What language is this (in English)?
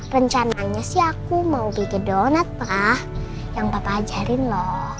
Indonesian